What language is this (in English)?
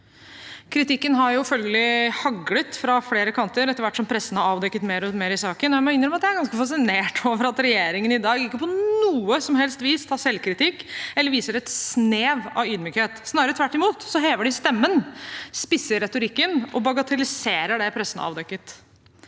Norwegian